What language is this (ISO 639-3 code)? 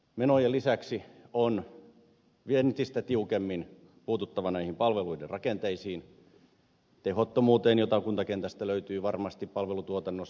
fin